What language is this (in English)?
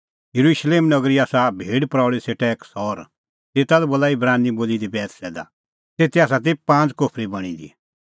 Kullu Pahari